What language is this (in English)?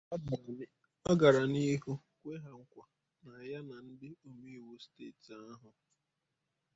Igbo